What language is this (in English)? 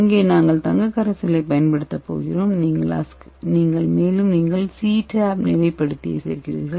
Tamil